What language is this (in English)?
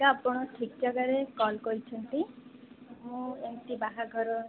Odia